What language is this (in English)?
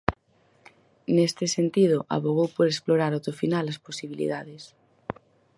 Galician